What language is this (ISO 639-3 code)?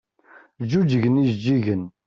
kab